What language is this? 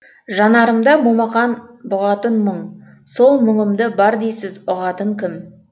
Kazakh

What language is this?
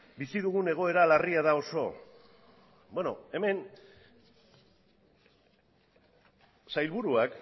Basque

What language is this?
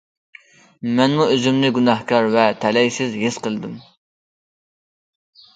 Uyghur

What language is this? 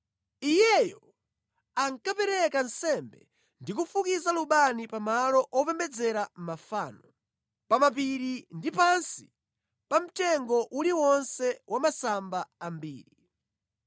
Nyanja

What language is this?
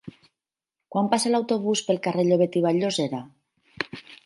Catalan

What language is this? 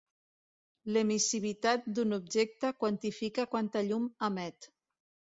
Catalan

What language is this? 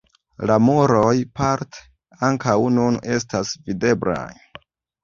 Esperanto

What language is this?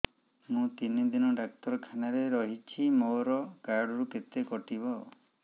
Odia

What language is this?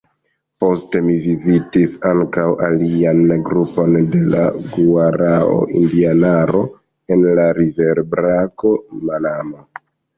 Esperanto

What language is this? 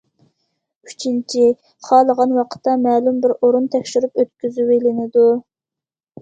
Uyghur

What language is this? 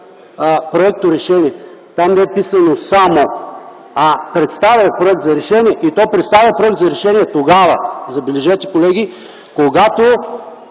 Bulgarian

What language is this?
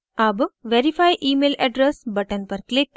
Hindi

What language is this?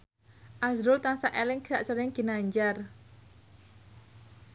Javanese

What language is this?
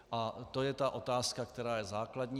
Czech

